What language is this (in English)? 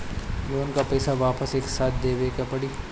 Bhojpuri